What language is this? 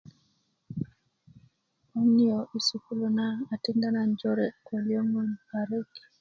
Kuku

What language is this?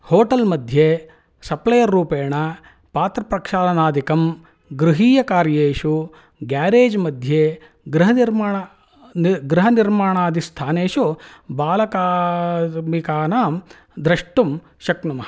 Sanskrit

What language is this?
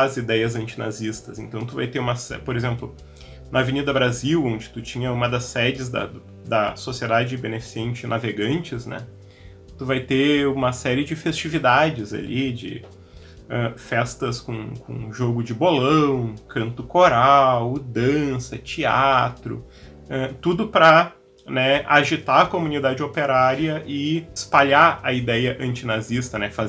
Portuguese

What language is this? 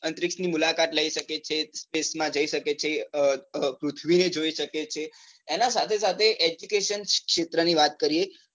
Gujarati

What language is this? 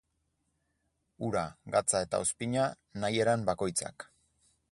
Basque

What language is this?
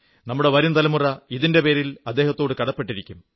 Malayalam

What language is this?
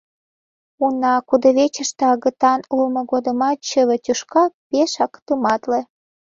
Mari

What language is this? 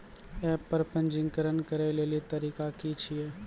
Maithili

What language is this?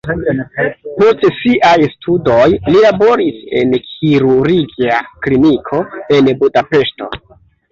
Esperanto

